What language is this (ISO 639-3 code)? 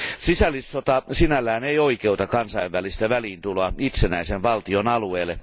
fin